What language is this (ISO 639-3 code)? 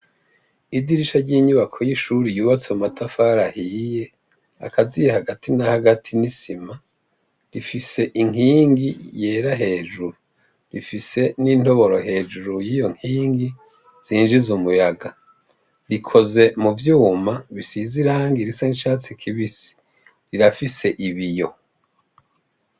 run